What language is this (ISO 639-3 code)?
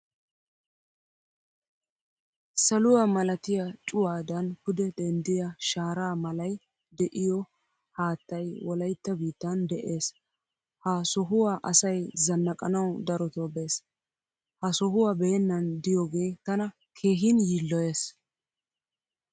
wal